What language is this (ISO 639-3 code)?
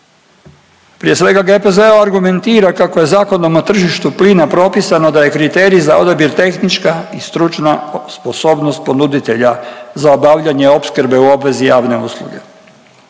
hrv